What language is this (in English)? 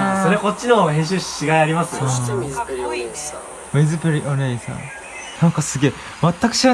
Japanese